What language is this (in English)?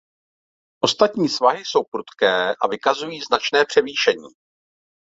Czech